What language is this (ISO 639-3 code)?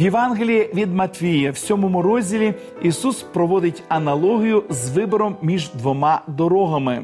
ukr